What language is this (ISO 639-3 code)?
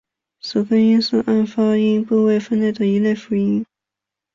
zho